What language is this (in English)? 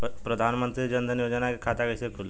Bhojpuri